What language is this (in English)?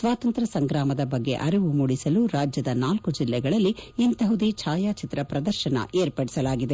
Kannada